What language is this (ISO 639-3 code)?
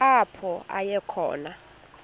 xho